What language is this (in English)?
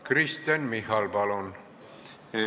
Estonian